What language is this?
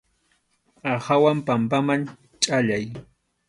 Arequipa-La Unión Quechua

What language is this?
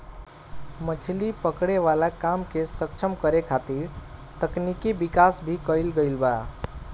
Bhojpuri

